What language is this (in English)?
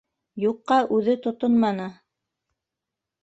Bashkir